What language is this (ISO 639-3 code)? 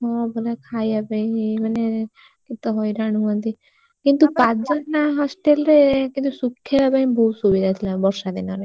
ori